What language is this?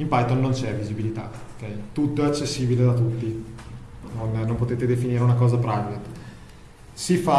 Italian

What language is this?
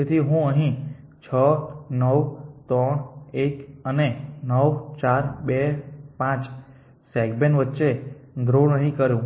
Gujarati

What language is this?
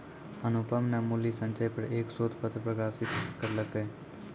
Maithili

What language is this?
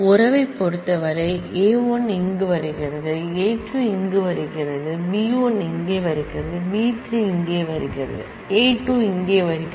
Tamil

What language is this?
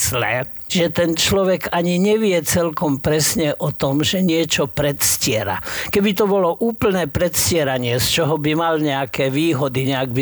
Slovak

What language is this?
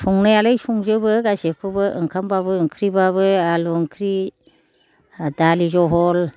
Bodo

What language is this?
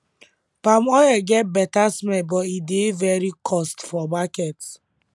Nigerian Pidgin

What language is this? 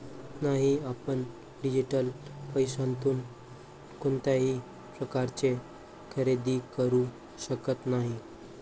Marathi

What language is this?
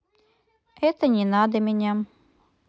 Russian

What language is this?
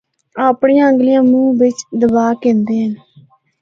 Northern Hindko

